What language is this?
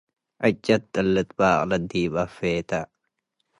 Tigre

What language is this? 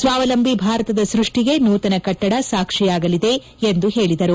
Kannada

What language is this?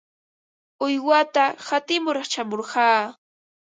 Ambo-Pasco Quechua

